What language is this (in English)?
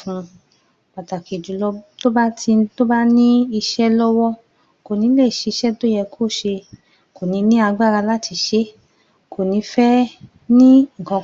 Yoruba